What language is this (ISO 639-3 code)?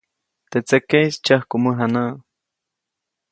zoc